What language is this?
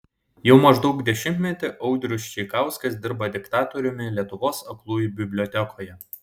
Lithuanian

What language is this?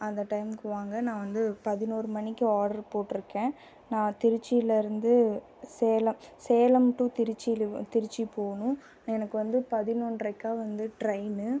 Tamil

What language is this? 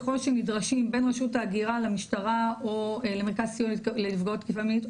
Hebrew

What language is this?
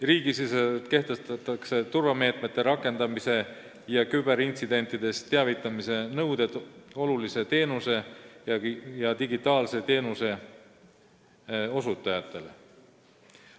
Estonian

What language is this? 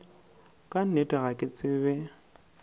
Northern Sotho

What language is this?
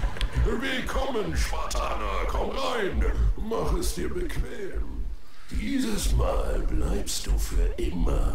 German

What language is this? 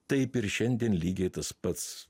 Lithuanian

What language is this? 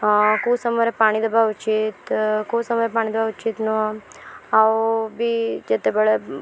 Odia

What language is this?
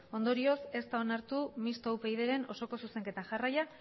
Basque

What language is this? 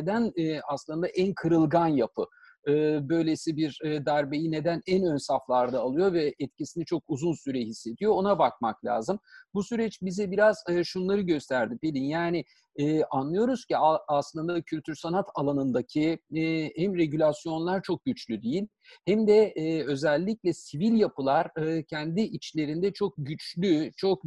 Turkish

